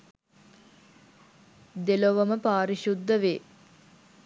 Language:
Sinhala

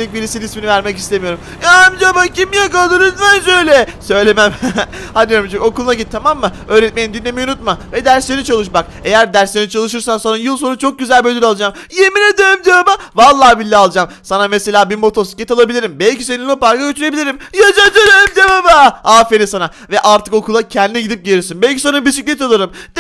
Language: Turkish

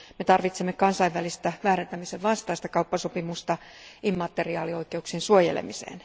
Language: Finnish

